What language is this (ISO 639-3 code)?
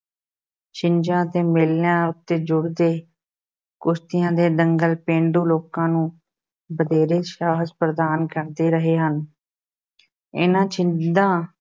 pan